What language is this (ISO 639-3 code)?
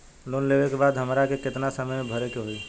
bho